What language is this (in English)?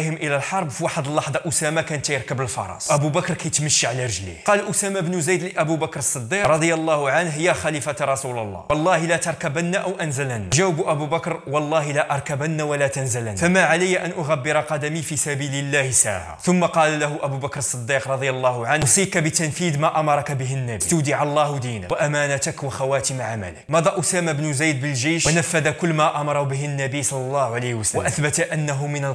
Arabic